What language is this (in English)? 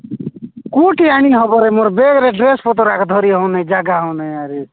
Odia